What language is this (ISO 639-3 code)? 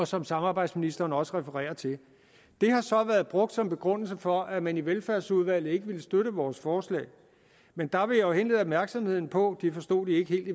dan